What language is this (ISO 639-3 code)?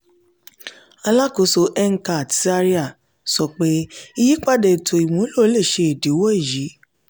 yor